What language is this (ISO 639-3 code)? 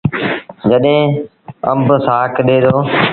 sbn